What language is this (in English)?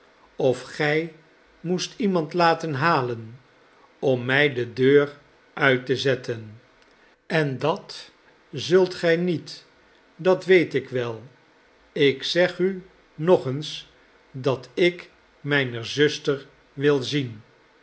Dutch